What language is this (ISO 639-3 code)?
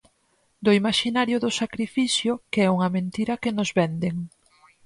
glg